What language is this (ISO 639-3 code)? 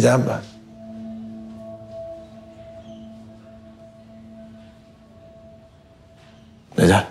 tur